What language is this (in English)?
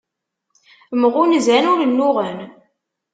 Kabyle